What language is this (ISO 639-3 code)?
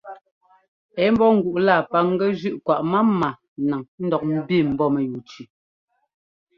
jgo